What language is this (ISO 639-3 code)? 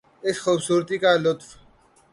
urd